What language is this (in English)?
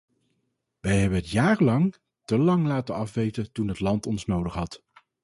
Dutch